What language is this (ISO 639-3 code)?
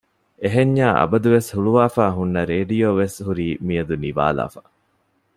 div